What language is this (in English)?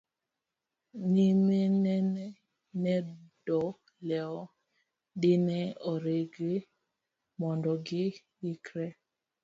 Luo (Kenya and Tanzania)